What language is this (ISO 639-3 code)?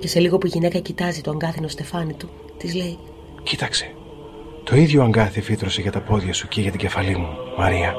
ell